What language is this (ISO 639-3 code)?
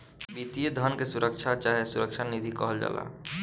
bho